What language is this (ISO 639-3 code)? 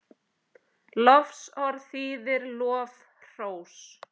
isl